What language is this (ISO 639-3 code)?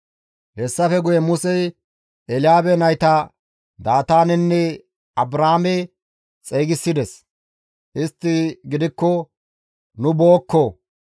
gmv